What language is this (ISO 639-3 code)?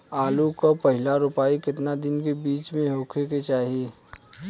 bho